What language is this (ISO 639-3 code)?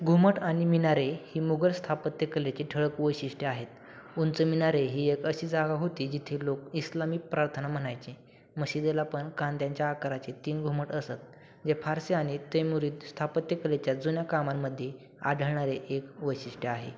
mar